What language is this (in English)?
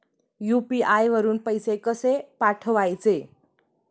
Marathi